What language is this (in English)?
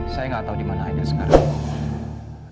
Indonesian